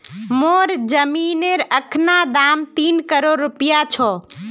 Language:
Magahi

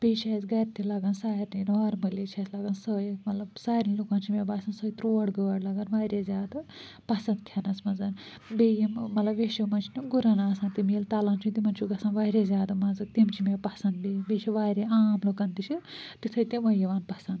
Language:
Kashmiri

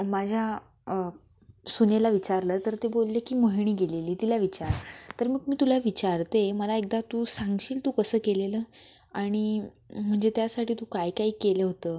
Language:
Marathi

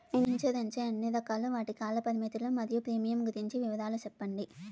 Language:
Telugu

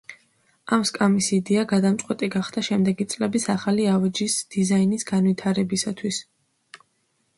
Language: Georgian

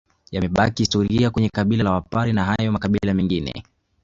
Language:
Swahili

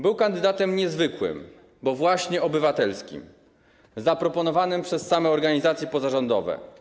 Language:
Polish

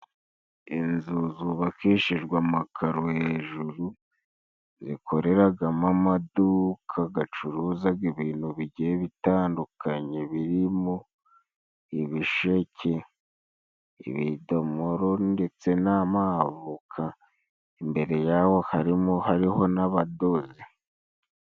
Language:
Kinyarwanda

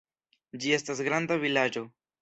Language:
Esperanto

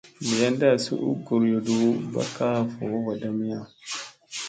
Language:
Musey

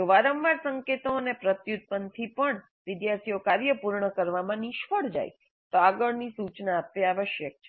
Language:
Gujarati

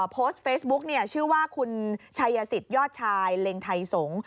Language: Thai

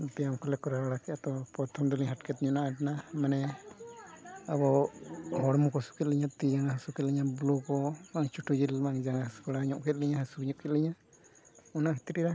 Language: Santali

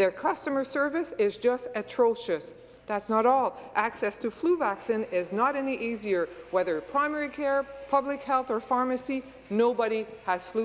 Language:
English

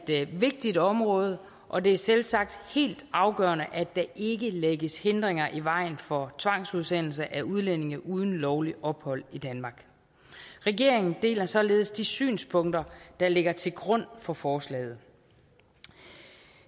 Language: Danish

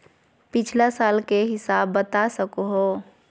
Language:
Magahi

